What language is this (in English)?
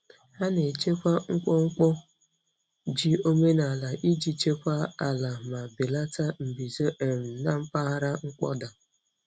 Igbo